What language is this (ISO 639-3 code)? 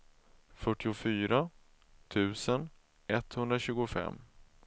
swe